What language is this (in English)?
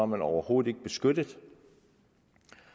Danish